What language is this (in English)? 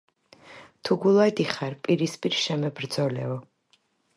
Georgian